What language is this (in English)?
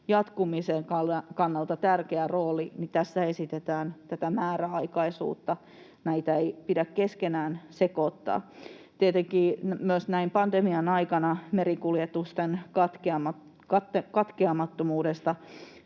Finnish